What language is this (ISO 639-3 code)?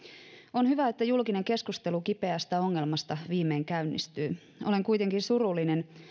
fin